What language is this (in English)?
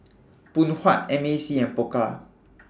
English